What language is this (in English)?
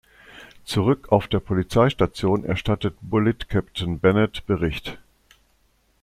German